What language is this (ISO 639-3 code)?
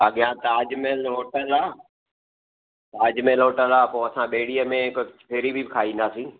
snd